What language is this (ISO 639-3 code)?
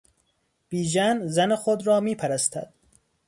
fas